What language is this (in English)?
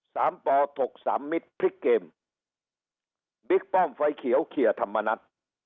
Thai